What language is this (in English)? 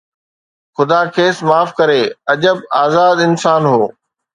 Sindhi